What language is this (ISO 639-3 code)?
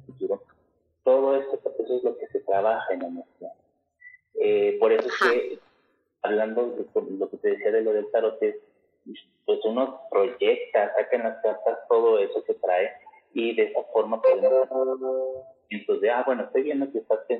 spa